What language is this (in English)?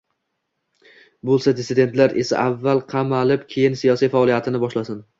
Uzbek